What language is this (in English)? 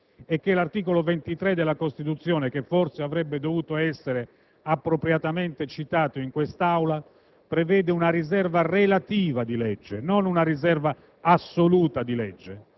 Italian